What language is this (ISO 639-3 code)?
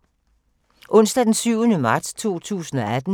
dan